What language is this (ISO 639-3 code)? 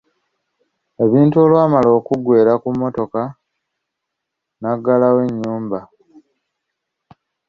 lug